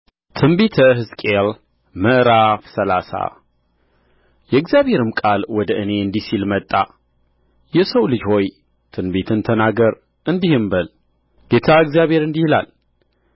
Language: Amharic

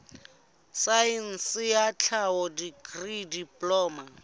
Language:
Southern Sotho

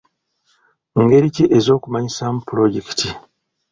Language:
Ganda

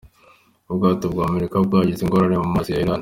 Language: Kinyarwanda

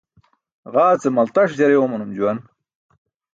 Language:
Burushaski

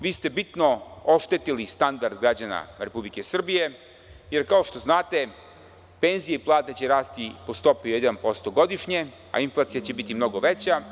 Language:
Serbian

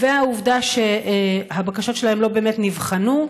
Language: Hebrew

